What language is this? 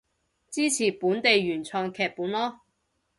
Cantonese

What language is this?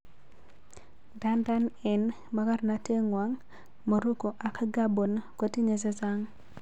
Kalenjin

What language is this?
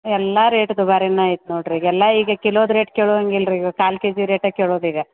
Kannada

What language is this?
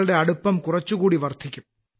Malayalam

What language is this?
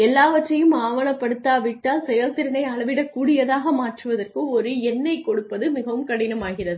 Tamil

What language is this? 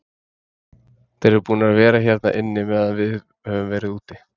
Icelandic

